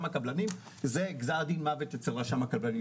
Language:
Hebrew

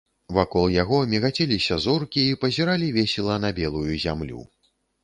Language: Belarusian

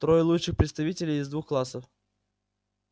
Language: Russian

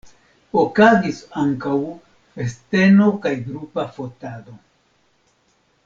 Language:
Esperanto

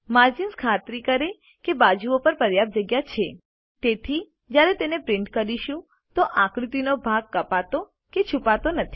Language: Gujarati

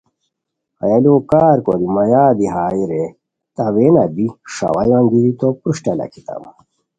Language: Khowar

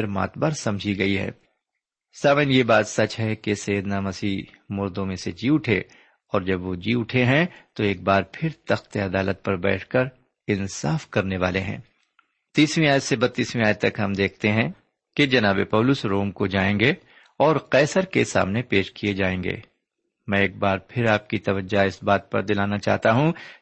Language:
Urdu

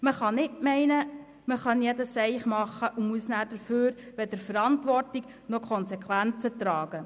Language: Swiss German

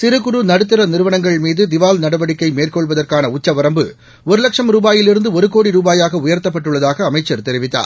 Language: Tamil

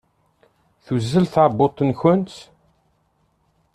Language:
Kabyle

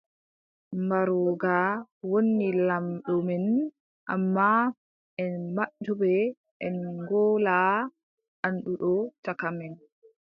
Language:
Adamawa Fulfulde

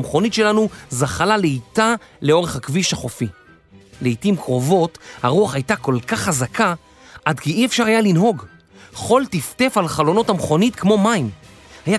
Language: Hebrew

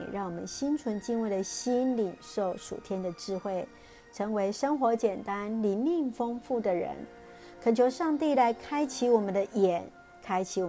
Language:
Chinese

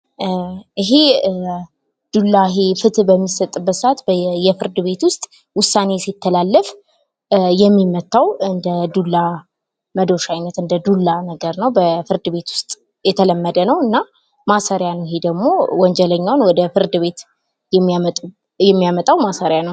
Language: Amharic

